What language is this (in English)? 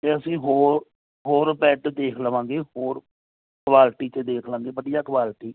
Punjabi